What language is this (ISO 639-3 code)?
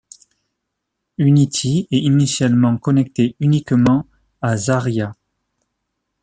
fra